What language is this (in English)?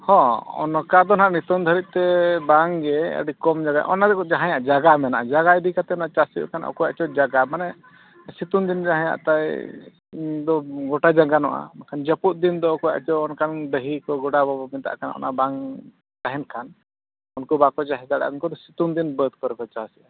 Santali